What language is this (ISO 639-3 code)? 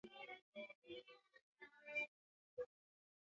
swa